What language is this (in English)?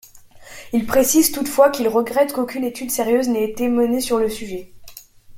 French